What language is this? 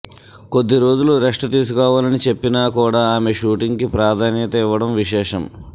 Telugu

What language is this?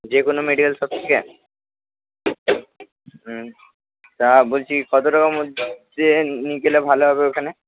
Bangla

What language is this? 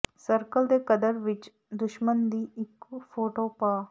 Punjabi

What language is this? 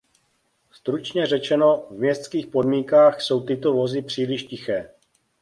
Czech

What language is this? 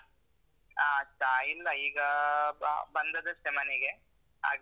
Kannada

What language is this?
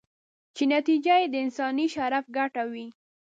Pashto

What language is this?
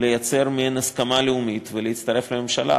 Hebrew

